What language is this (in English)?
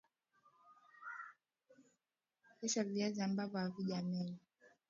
Swahili